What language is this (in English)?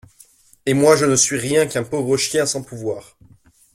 French